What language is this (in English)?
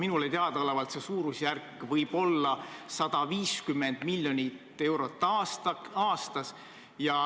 Estonian